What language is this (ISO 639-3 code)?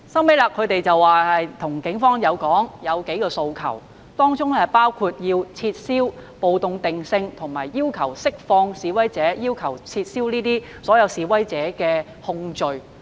yue